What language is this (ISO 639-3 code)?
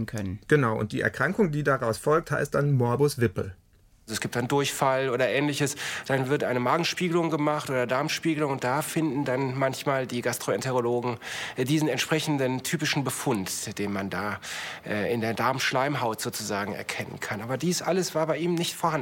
deu